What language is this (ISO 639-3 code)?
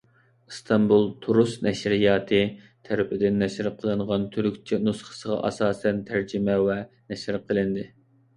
uig